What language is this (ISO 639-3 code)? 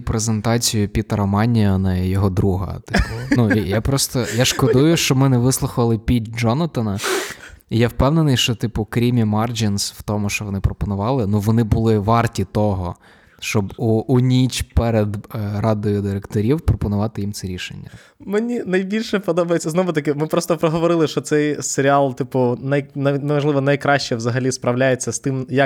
ukr